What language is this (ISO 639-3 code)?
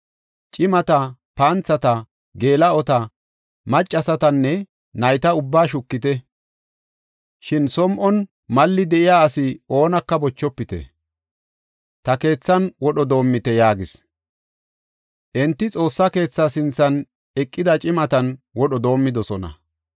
gof